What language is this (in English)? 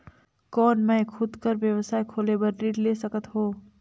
Chhattisgarhi